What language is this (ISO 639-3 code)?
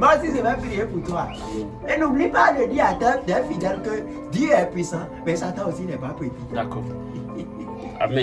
fra